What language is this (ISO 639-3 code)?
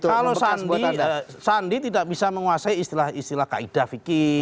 ind